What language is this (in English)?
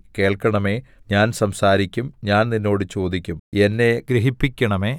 Malayalam